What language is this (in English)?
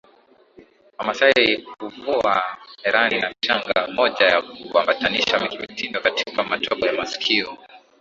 Swahili